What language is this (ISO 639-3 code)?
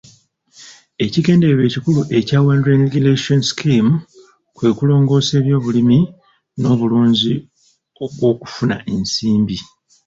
lug